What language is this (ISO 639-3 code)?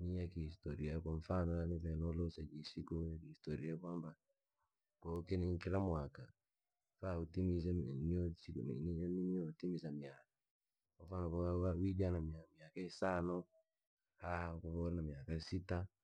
lag